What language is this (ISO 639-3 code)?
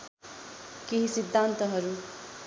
nep